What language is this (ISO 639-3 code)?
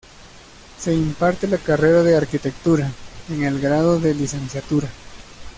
spa